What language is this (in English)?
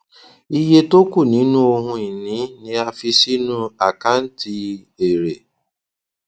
Yoruba